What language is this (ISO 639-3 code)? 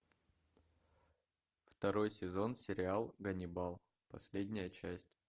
rus